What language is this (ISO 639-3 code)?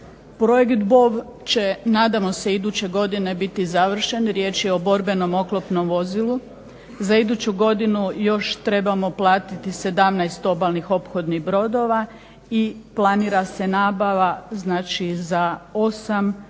hrv